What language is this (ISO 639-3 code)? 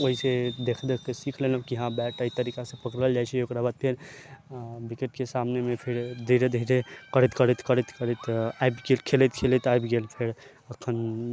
mai